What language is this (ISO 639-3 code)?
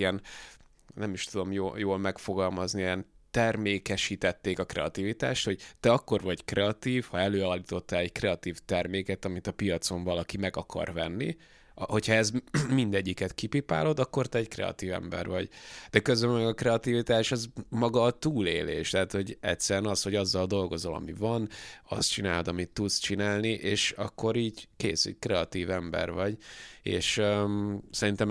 hun